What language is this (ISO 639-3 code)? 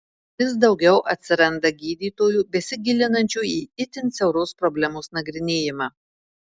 lit